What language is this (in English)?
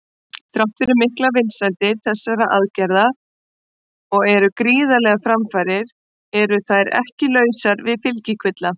Icelandic